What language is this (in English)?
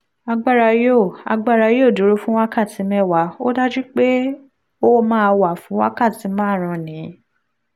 Yoruba